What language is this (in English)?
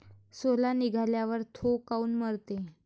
Marathi